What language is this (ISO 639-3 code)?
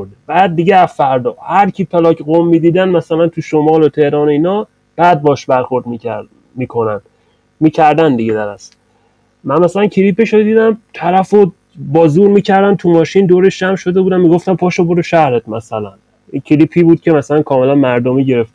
fas